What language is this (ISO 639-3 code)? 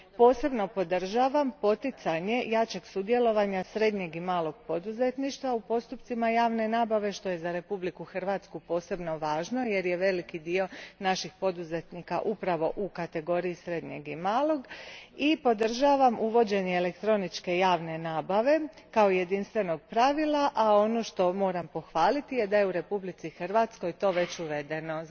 hrv